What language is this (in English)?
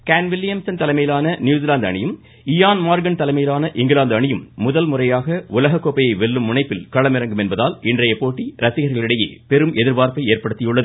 Tamil